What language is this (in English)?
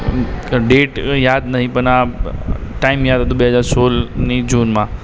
Gujarati